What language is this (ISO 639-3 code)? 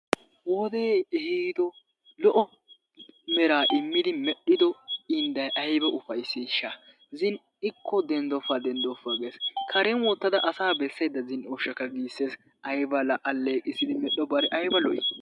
wal